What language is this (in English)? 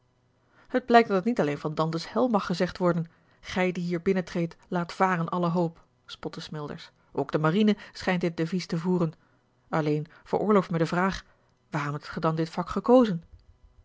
Dutch